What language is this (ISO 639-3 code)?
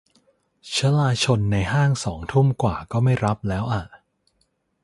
tha